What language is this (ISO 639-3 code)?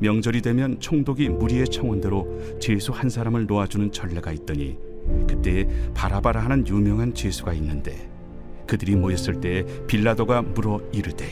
kor